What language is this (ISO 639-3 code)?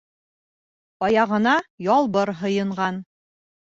bak